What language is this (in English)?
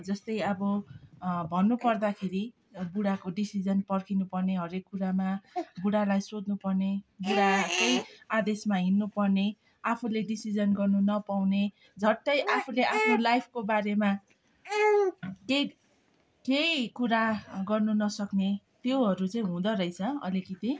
Nepali